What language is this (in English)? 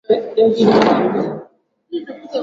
Swahili